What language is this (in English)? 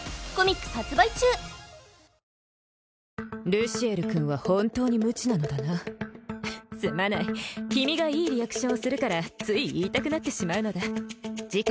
Japanese